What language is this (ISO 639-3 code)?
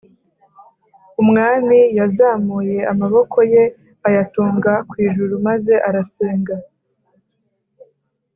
kin